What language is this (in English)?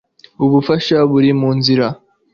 Kinyarwanda